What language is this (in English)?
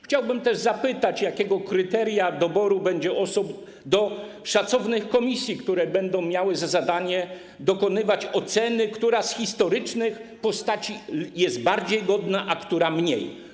Polish